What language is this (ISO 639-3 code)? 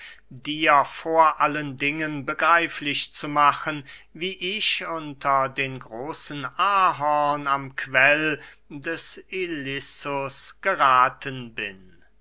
deu